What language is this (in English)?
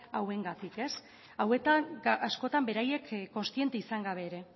Basque